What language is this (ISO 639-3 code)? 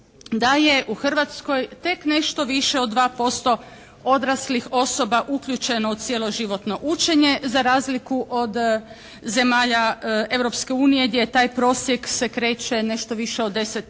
hrv